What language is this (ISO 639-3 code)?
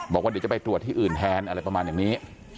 tha